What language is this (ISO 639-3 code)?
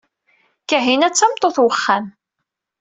kab